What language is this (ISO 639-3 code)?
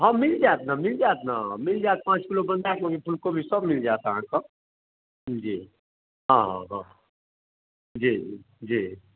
mai